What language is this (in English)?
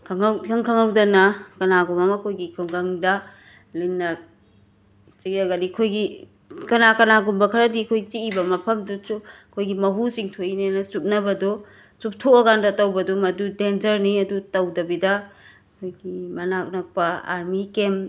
Manipuri